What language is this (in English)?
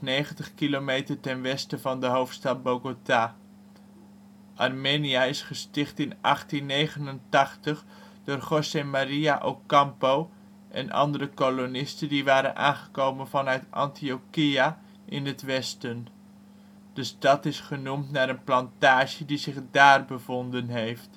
Dutch